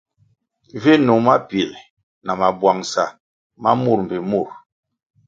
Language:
Kwasio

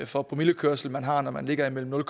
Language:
Danish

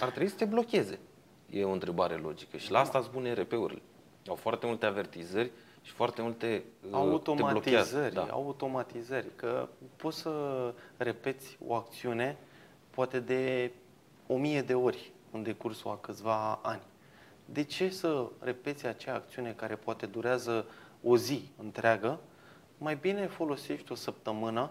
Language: Romanian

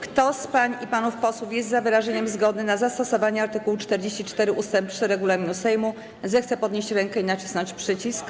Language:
Polish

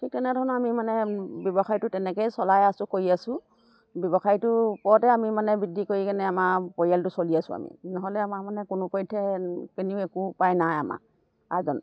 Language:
Assamese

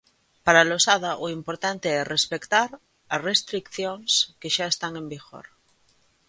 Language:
Galician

